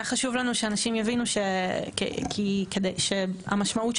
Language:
Hebrew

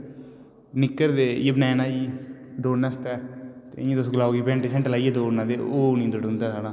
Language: Dogri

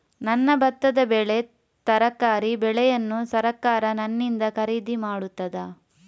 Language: Kannada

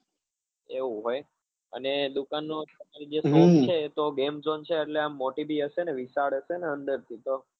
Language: Gujarati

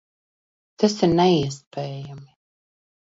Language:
Latvian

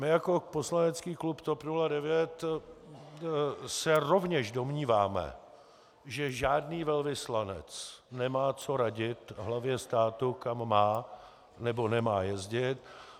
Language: Czech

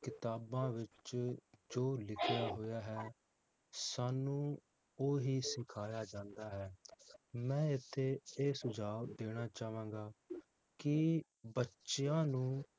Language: Punjabi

